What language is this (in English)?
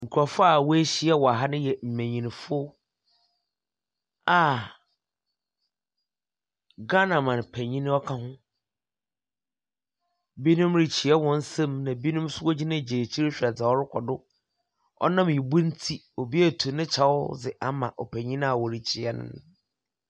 Akan